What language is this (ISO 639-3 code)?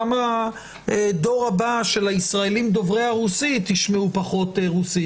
heb